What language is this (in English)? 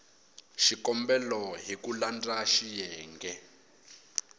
Tsonga